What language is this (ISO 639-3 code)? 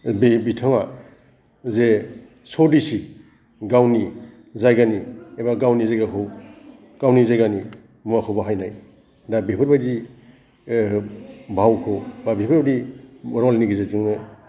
brx